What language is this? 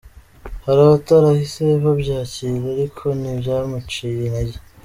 Kinyarwanda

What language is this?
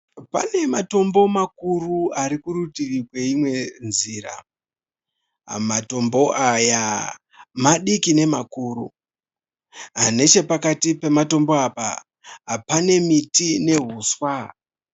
Shona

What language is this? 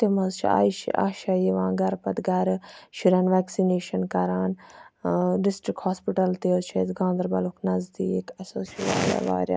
Kashmiri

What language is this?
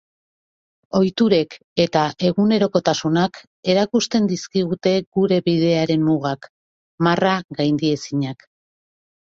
Basque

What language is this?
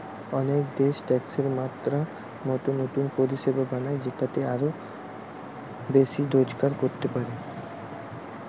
Bangla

